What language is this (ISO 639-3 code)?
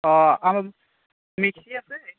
asm